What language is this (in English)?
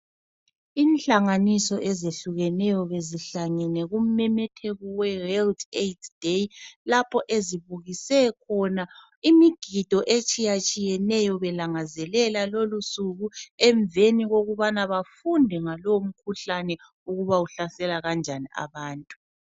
North Ndebele